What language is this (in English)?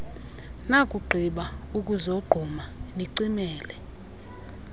Xhosa